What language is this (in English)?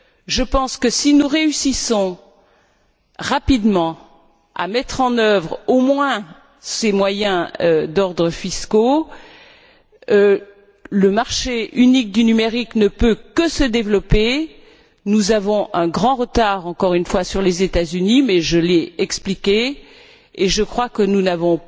French